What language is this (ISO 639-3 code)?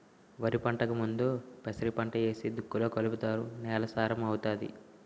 tel